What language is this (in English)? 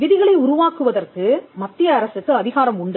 Tamil